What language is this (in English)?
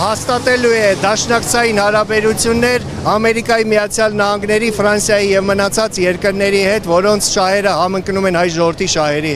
Turkish